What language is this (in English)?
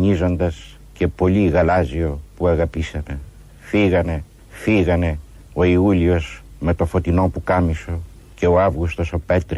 Greek